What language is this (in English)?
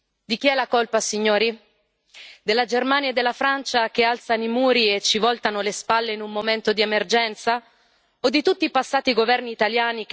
Italian